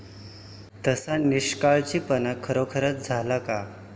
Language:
Marathi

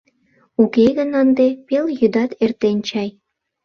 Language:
Mari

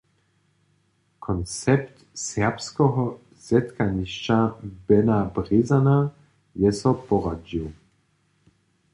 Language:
Upper Sorbian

